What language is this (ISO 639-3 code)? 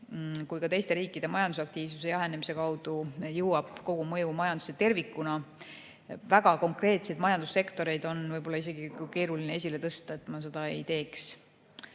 est